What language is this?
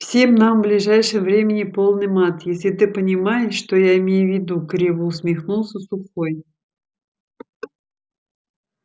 Russian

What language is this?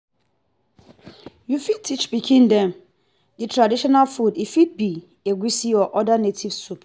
Nigerian Pidgin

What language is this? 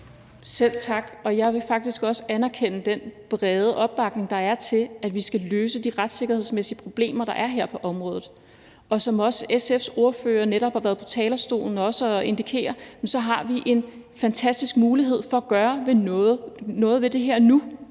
Danish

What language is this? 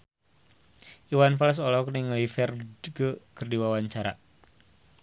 Sundanese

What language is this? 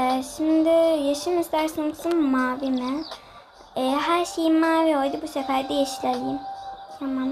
Turkish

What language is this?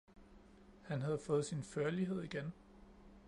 Danish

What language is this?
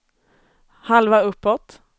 Swedish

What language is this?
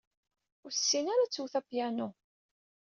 Kabyle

